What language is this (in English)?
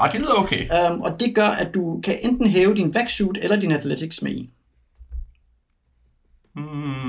Danish